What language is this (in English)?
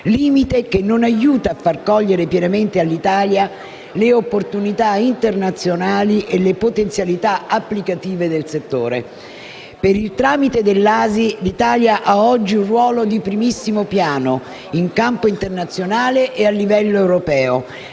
Italian